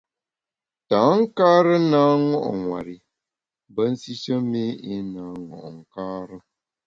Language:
Bamun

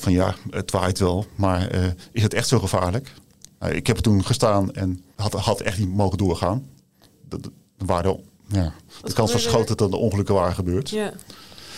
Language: Dutch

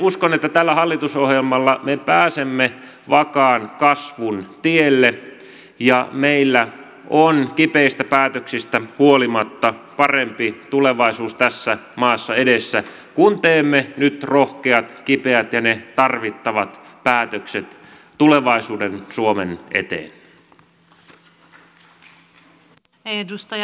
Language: Finnish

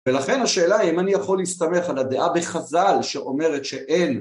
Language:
Hebrew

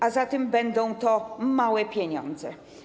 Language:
Polish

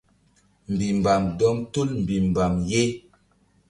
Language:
Mbum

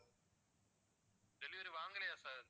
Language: Tamil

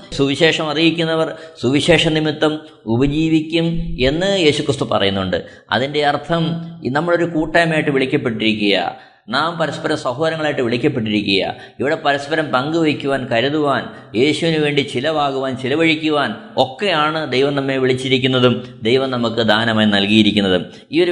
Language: Malayalam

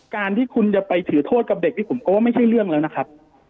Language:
Thai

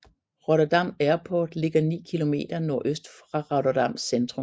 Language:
Danish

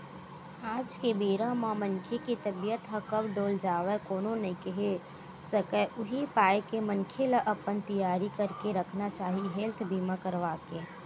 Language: Chhattisgarhi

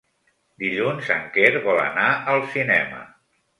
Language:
Catalan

